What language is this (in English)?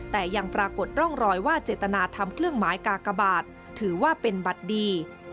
Thai